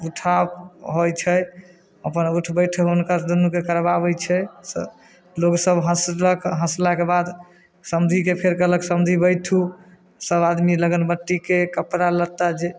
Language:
Maithili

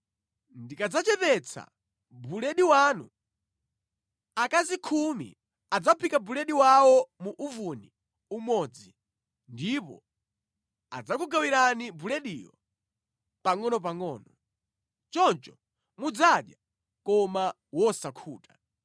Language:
Nyanja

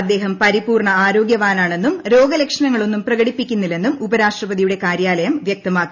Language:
Malayalam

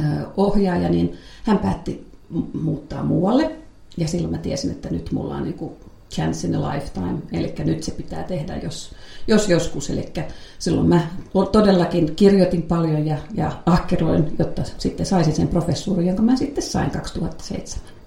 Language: Finnish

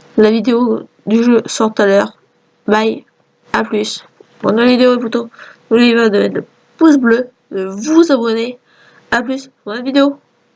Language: French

